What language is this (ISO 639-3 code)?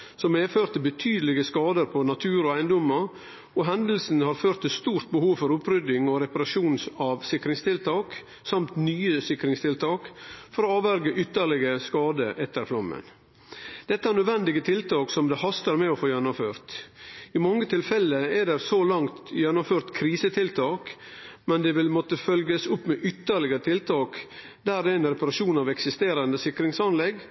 nno